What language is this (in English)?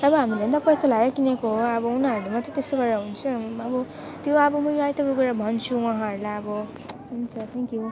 Nepali